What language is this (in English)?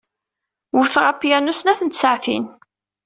Kabyle